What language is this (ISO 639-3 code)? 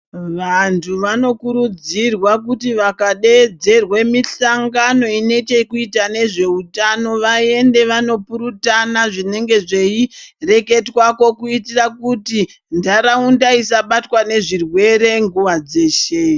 ndc